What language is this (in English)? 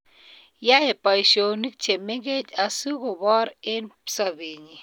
Kalenjin